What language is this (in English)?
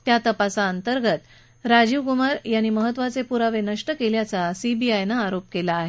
Marathi